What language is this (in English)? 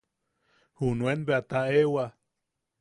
Yaqui